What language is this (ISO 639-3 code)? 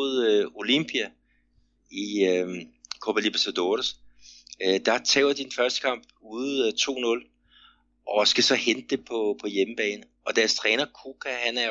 dan